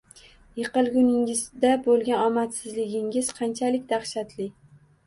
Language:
Uzbek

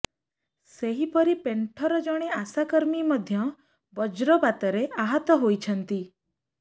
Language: Odia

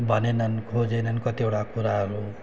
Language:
Nepali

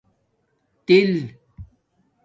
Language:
Domaaki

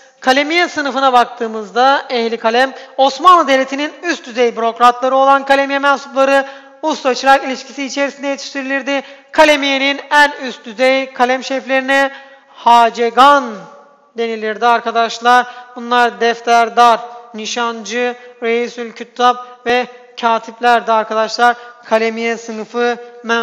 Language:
Turkish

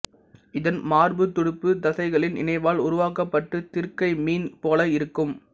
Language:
Tamil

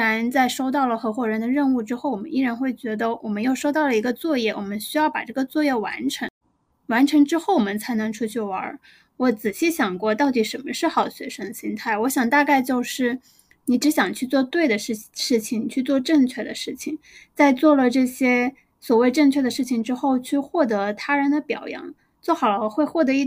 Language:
Chinese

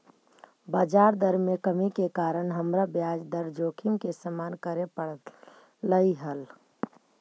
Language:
Magahi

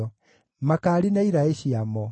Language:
Kikuyu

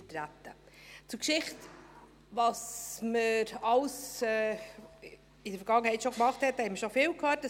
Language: Swiss German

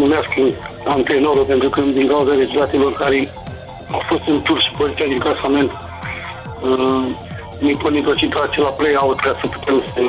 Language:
Romanian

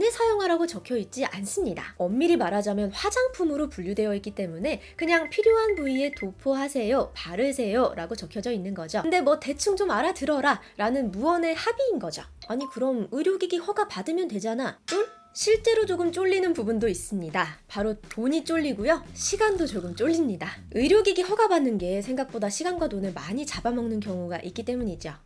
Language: Korean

